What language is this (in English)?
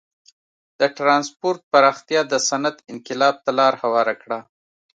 Pashto